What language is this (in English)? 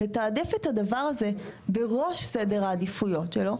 Hebrew